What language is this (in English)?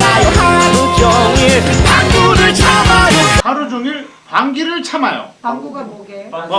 Korean